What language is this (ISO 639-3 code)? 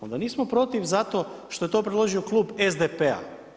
hrv